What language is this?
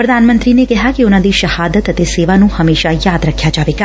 Punjabi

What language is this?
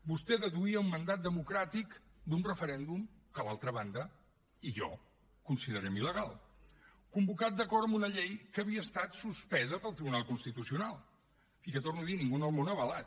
Catalan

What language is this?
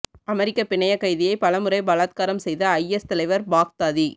Tamil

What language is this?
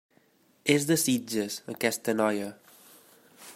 Catalan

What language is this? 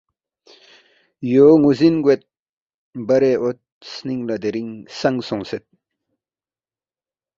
Balti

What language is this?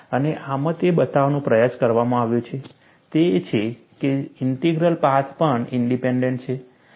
Gujarati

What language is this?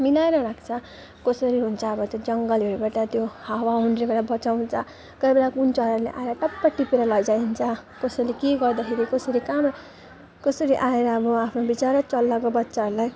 Nepali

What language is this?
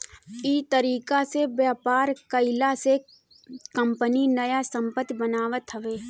Bhojpuri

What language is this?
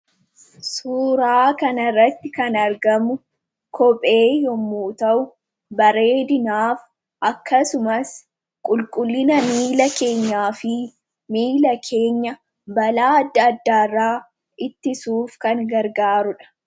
Oromo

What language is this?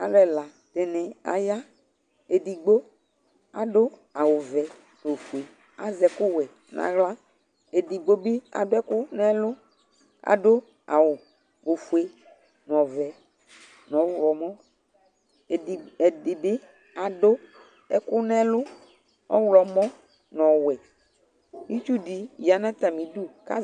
Ikposo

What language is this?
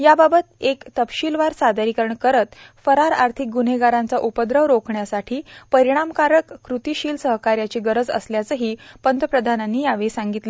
Marathi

